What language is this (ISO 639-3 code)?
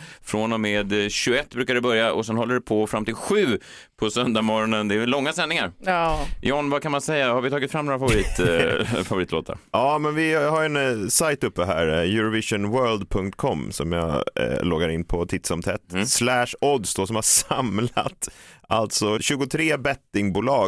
swe